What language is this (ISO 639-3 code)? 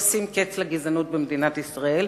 heb